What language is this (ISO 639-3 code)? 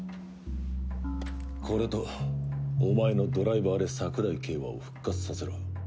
jpn